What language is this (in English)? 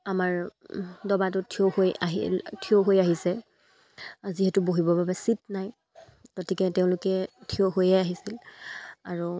Assamese